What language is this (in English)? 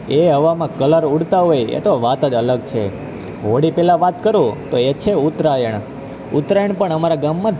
Gujarati